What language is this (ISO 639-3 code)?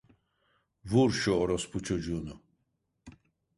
tur